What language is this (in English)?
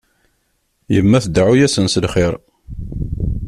Kabyle